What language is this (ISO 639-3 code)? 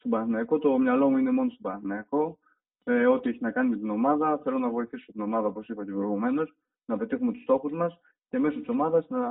ell